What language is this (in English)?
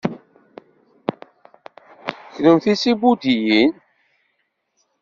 Kabyle